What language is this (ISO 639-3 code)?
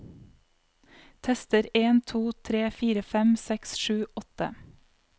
nor